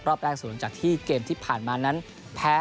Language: Thai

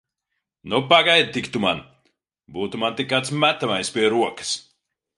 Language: Latvian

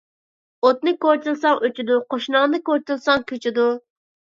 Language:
Uyghur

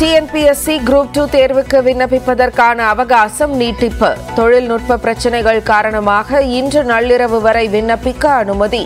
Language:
Tamil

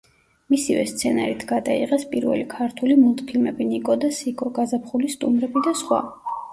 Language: Georgian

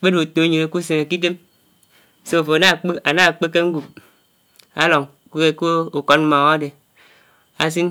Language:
Anaang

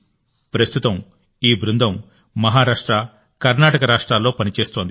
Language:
Telugu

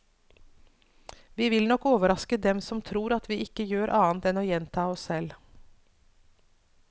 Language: Norwegian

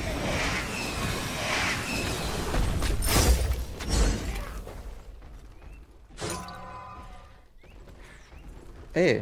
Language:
Spanish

